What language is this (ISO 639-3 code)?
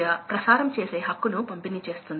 tel